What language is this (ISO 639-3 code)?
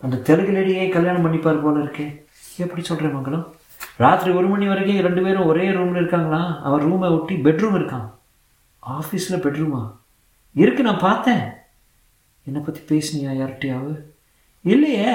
tam